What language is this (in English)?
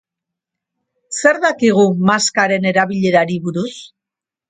Basque